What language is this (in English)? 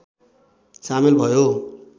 Nepali